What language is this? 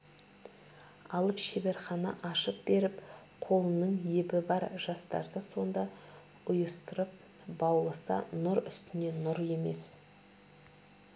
Kazakh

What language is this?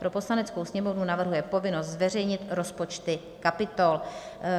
Czech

